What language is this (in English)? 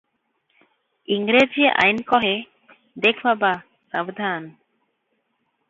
Odia